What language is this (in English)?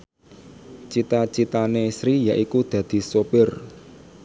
Javanese